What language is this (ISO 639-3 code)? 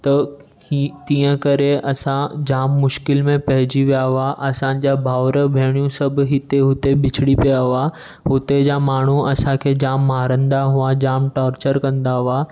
snd